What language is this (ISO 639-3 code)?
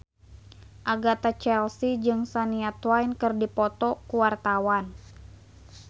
sun